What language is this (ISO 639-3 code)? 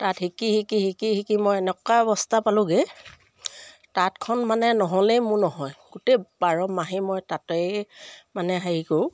asm